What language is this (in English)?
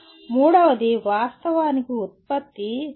Telugu